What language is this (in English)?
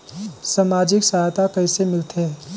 Chhattisgarhi